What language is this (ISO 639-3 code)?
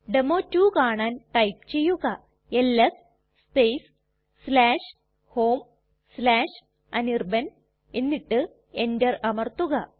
mal